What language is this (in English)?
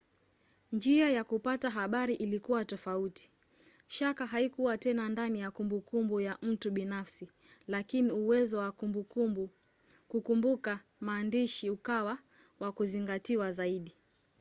Swahili